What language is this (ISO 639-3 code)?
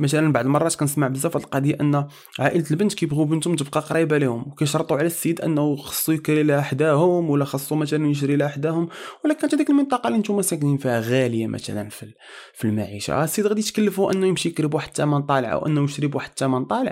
ara